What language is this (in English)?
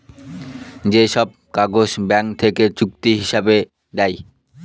Bangla